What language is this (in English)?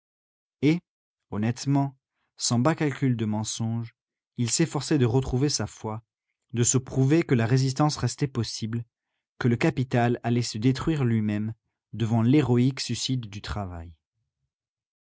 French